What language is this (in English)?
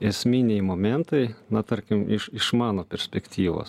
Lithuanian